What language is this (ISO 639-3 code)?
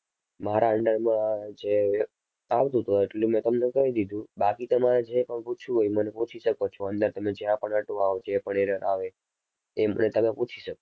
guj